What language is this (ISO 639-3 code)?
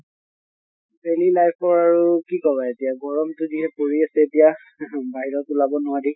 asm